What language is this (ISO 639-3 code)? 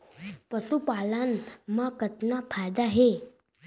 hne